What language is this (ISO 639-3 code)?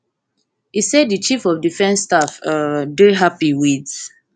pcm